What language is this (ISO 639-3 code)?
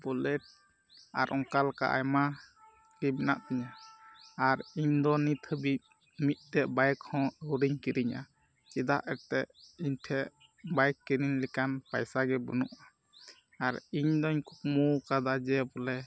sat